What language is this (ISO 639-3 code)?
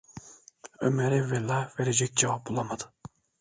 tur